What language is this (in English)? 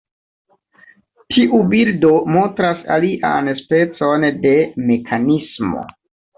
Esperanto